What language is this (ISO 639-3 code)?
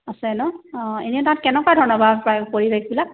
asm